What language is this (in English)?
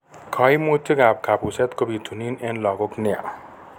Kalenjin